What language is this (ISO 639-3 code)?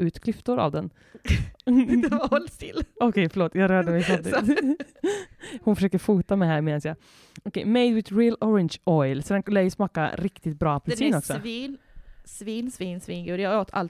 swe